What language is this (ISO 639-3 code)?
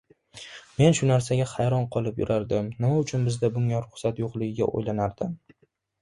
uzb